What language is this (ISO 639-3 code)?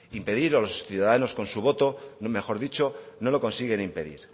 spa